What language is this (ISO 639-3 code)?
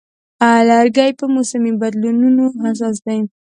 pus